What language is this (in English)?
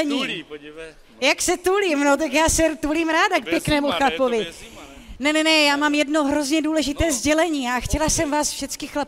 Czech